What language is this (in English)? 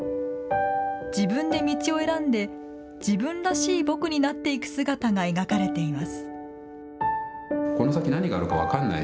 Japanese